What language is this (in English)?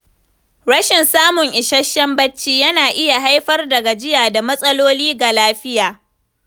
Hausa